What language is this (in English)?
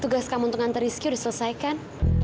Indonesian